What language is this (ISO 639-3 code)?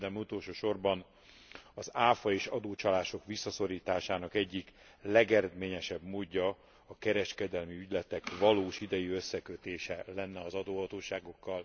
hun